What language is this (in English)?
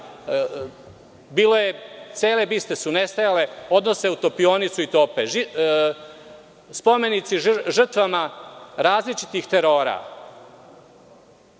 Serbian